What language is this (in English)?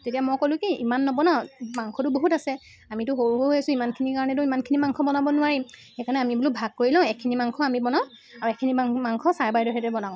Assamese